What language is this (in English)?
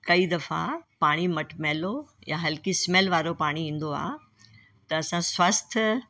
Sindhi